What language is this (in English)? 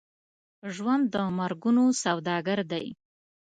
Pashto